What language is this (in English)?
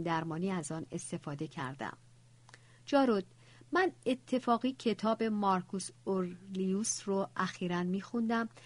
Persian